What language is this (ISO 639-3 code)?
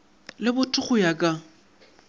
nso